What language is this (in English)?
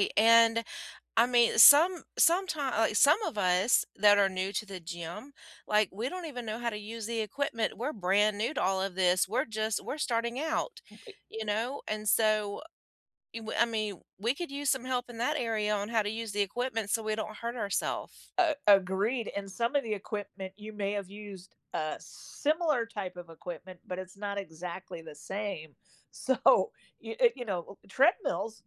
English